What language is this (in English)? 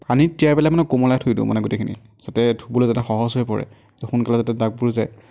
Assamese